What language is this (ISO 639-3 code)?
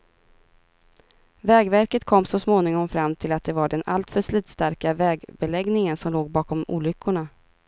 swe